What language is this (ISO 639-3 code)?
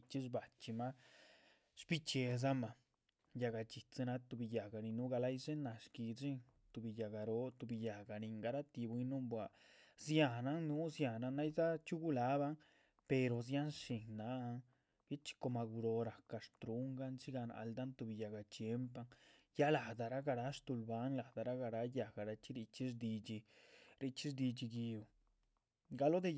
zpv